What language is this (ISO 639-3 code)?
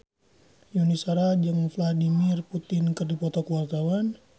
sun